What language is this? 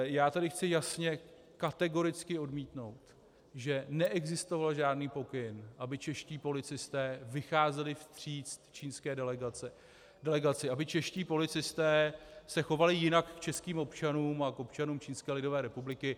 Czech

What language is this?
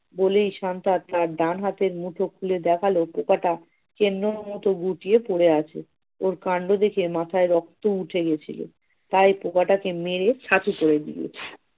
Bangla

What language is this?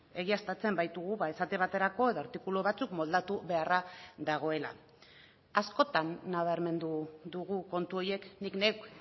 Basque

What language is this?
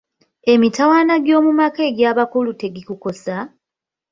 Ganda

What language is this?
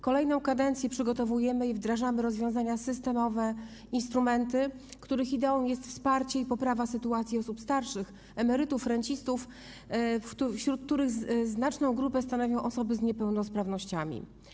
Polish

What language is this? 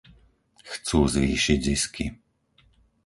Slovak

